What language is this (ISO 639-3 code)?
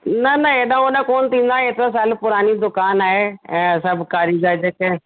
snd